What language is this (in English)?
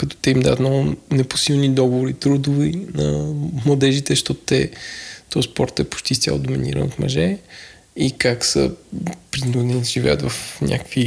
Bulgarian